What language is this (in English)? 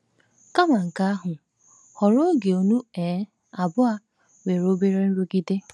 Igbo